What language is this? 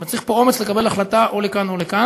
Hebrew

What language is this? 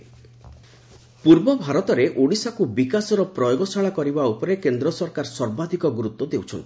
Odia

